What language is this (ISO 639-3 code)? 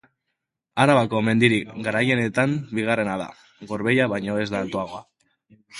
eus